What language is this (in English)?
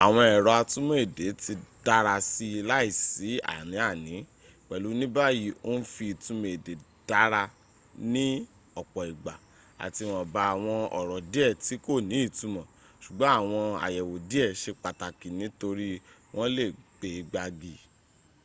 Yoruba